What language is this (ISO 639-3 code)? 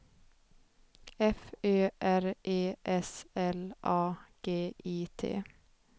swe